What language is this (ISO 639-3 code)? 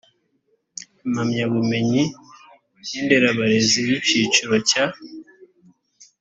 kin